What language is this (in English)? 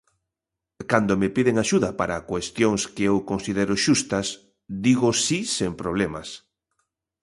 Galician